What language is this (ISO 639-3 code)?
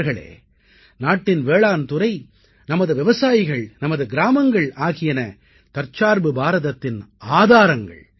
tam